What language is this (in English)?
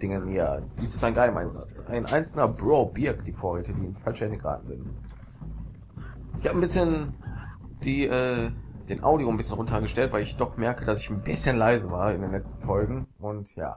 German